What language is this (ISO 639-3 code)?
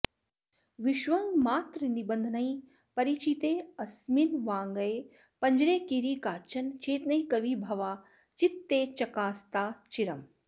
san